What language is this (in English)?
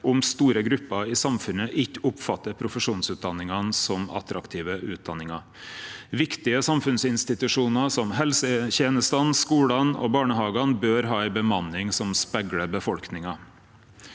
Norwegian